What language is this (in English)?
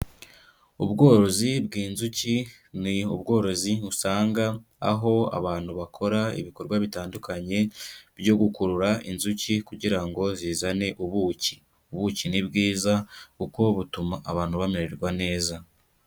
Kinyarwanda